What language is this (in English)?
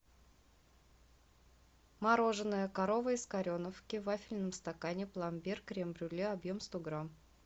Russian